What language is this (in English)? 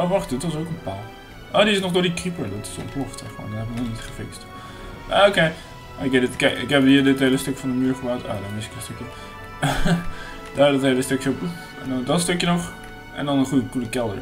Dutch